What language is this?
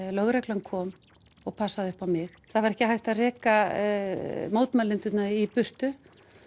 Icelandic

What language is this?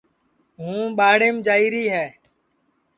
Sansi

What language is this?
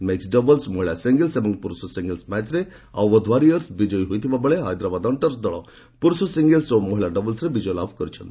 Odia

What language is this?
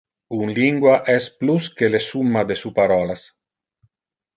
Interlingua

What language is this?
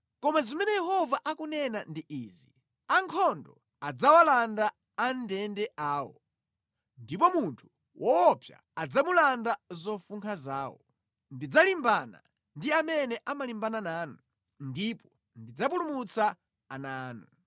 Nyanja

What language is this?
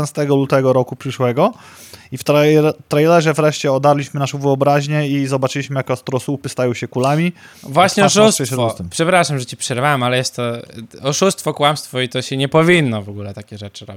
Polish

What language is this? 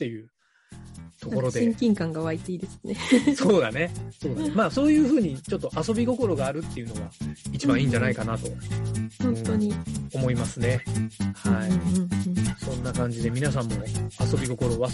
Japanese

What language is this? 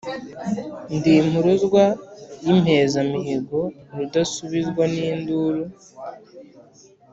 Kinyarwanda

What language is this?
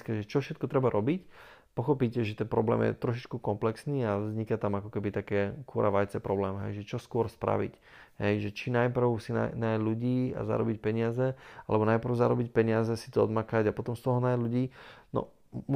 Slovak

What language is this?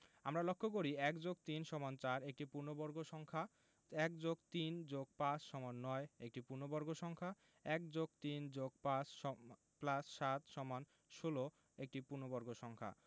Bangla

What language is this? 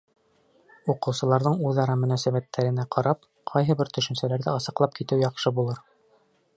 Bashkir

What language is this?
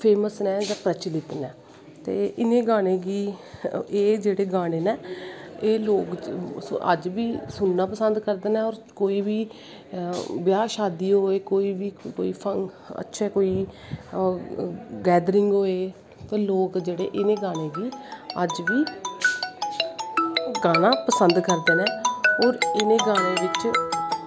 Dogri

